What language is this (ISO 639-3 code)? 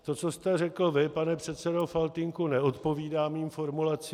ces